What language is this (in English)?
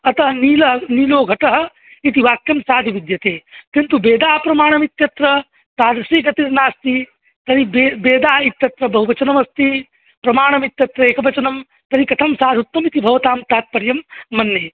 Sanskrit